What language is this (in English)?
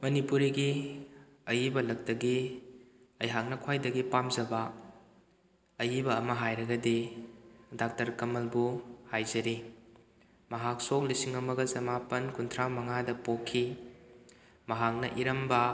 Manipuri